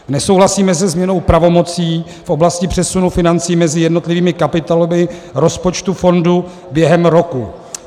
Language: Czech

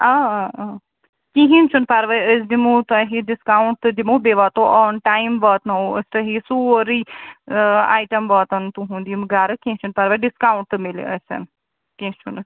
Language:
Kashmiri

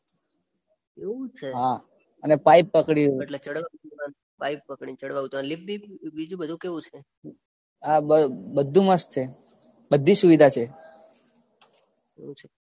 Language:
Gujarati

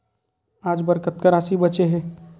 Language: Chhattisgarhi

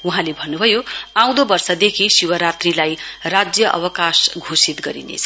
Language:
Nepali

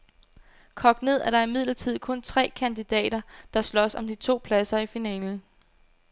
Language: Danish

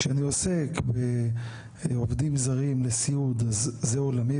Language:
Hebrew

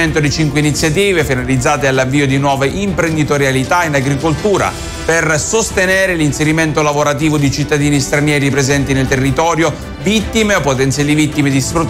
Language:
Italian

